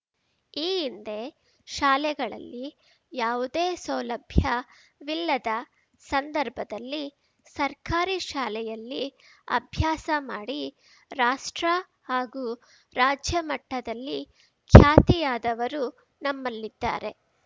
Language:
Kannada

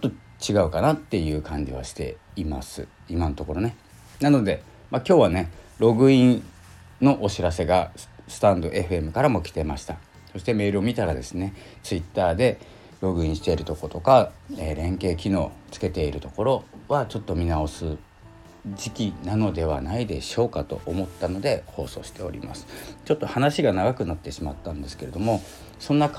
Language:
Japanese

